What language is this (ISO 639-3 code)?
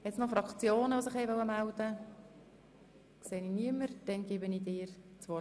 gsw